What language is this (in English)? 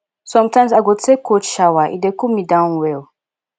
Nigerian Pidgin